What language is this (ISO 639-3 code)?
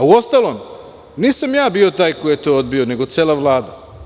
srp